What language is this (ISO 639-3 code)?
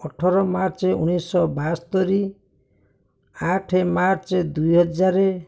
ori